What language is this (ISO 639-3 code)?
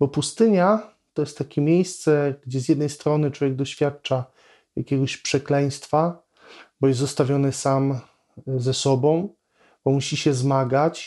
pol